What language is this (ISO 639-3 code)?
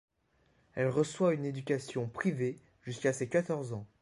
fra